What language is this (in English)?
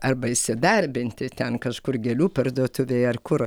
Lithuanian